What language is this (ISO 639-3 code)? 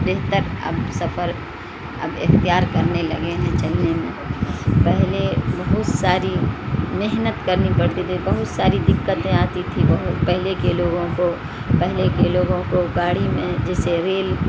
urd